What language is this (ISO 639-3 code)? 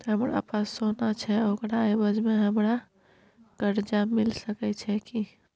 mai